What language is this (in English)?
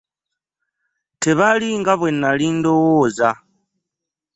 Ganda